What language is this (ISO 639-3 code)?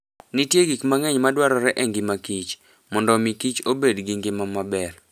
luo